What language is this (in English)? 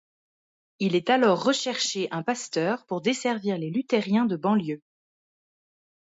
French